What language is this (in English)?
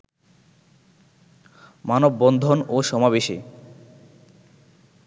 Bangla